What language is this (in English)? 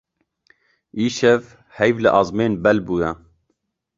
Kurdish